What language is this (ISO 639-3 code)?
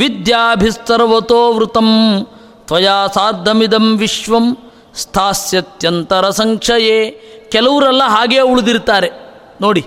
kan